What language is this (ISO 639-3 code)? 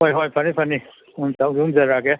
mni